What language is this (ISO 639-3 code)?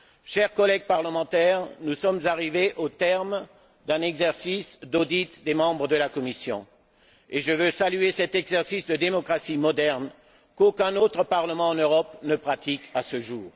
fra